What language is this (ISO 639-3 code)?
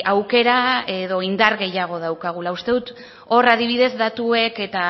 eus